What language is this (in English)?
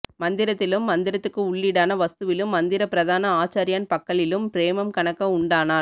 Tamil